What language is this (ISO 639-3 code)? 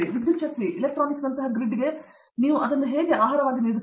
kan